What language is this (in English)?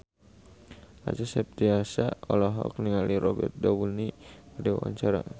Sundanese